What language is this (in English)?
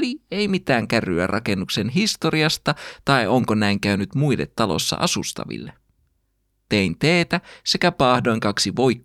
Finnish